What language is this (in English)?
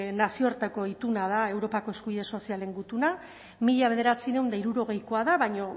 Basque